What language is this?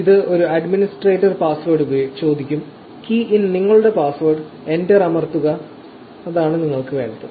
Malayalam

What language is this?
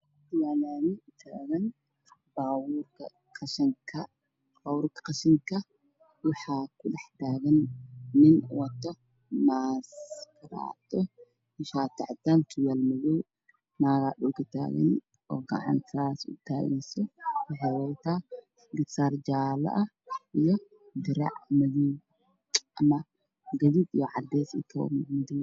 Somali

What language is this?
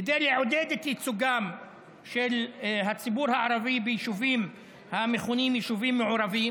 Hebrew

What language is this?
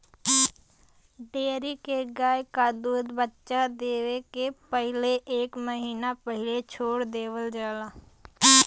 Bhojpuri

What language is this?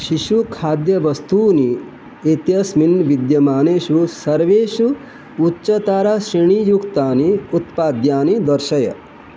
Sanskrit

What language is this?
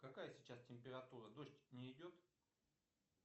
Russian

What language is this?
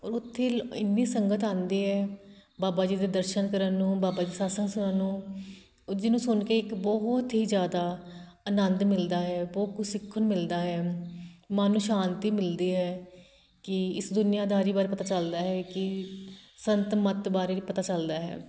Punjabi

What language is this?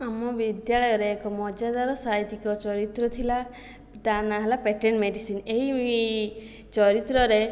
Odia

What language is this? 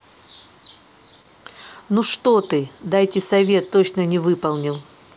Russian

